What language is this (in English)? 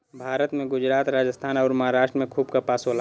Bhojpuri